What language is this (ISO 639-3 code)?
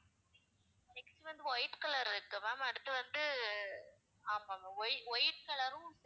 tam